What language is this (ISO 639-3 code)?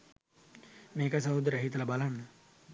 sin